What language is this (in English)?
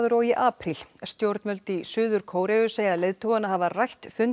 Icelandic